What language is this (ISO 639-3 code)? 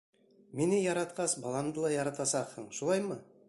bak